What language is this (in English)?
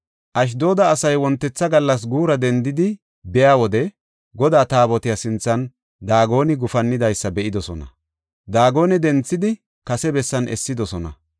Gofa